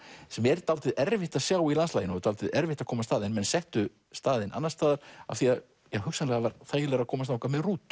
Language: Icelandic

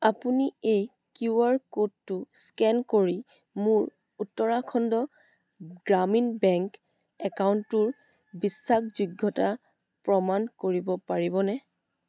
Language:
Assamese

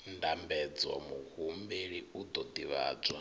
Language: Venda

